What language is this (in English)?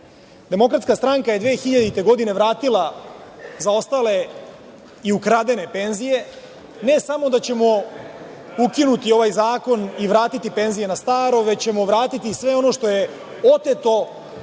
Serbian